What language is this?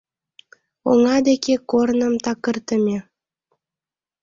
Mari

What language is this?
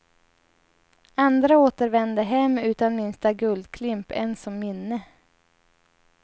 Swedish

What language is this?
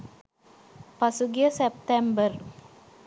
Sinhala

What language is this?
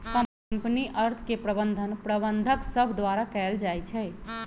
Magahi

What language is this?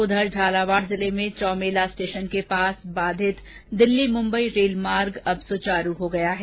Hindi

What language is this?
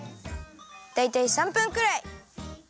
Japanese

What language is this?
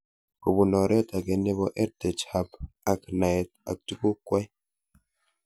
Kalenjin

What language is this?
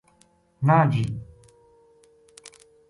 Gujari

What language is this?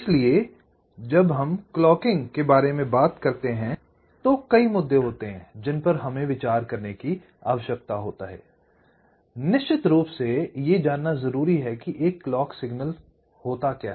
Hindi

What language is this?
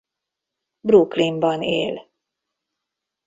Hungarian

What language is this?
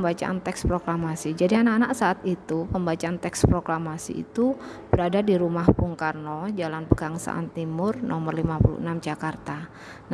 Indonesian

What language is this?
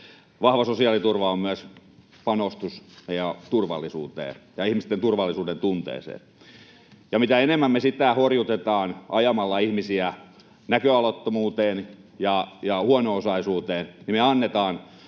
Finnish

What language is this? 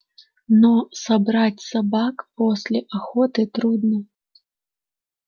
Russian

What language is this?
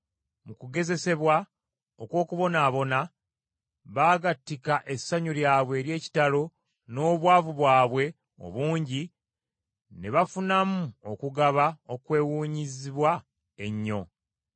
Ganda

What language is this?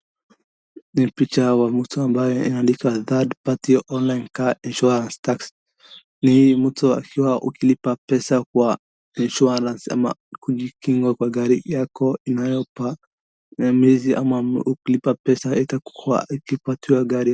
Swahili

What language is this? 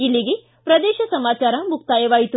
Kannada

